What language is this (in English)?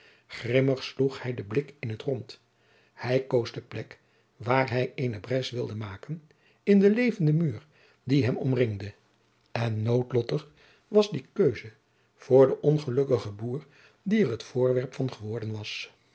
Dutch